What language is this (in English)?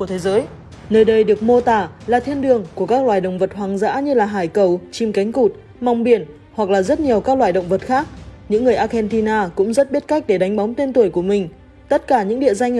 Vietnamese